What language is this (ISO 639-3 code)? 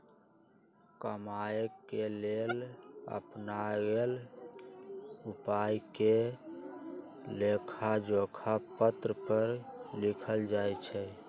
mag